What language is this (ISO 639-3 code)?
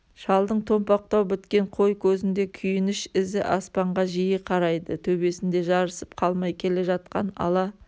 kaz